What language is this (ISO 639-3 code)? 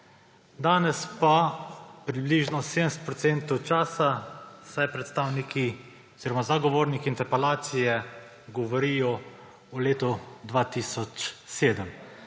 slv